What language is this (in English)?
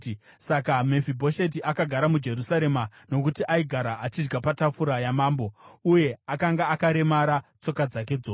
Shona